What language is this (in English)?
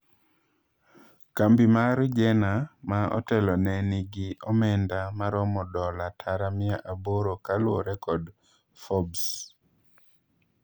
Luo (Kenya and Tanzania)